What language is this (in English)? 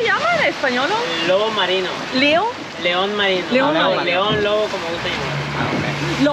Italian